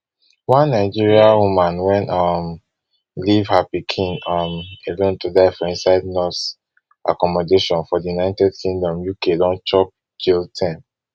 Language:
Nigerian Pidgin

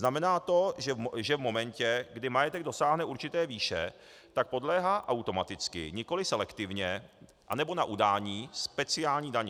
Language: Czech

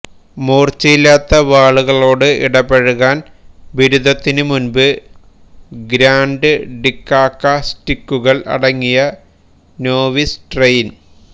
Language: Malayalam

